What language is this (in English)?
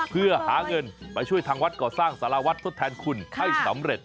Thai